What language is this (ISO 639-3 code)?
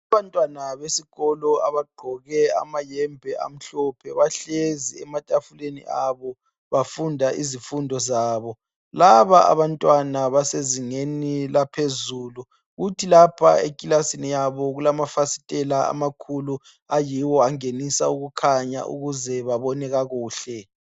nde